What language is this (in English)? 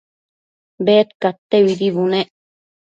Matsés